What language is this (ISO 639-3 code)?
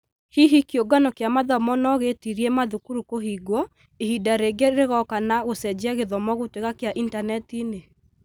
kik